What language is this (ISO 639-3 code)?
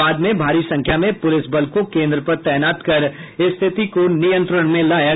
hin